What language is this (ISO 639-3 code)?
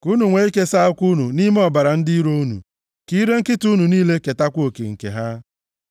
ibo